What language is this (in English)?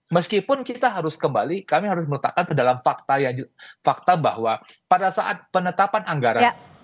Indonesian